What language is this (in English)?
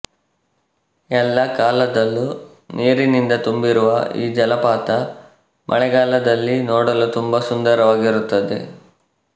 Kannada